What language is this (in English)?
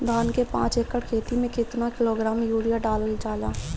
Bhojpuri